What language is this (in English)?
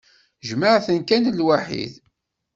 Kabyle